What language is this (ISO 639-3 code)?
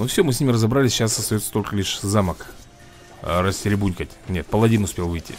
rus